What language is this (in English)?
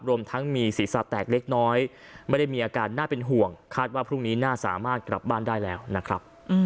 Thai